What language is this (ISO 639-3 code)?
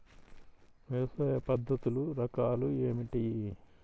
tel